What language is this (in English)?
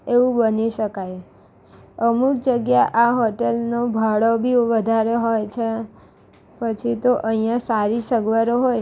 Gujarati